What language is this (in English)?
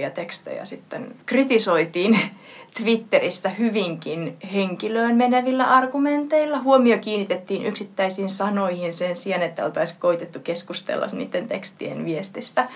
Finnish